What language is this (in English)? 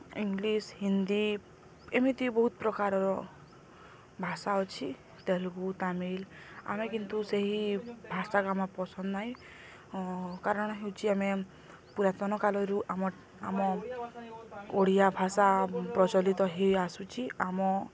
Odia